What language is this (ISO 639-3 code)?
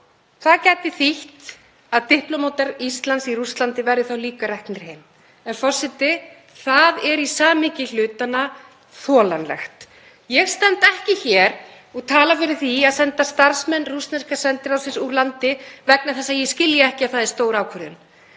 isl